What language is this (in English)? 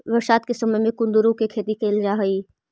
Magahi